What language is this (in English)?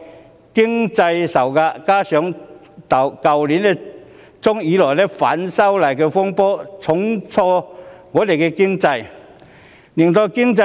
Cantonese